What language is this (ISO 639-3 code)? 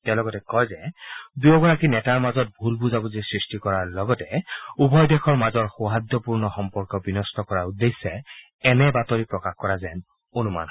asm